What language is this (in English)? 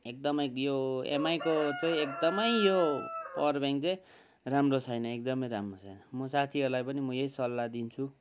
Nepali